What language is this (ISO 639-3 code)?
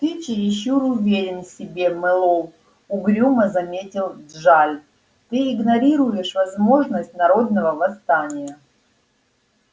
rus